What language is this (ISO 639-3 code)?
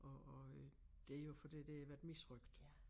dan